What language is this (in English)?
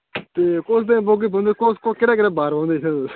Dogri